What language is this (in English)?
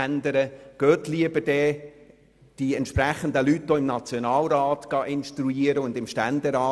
Swiss German